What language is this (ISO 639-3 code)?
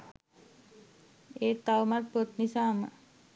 sin